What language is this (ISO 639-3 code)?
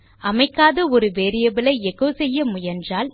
tam